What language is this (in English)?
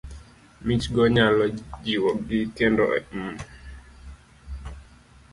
Luo (Kenya and Tanzania)